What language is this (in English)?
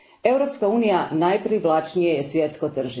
Croatian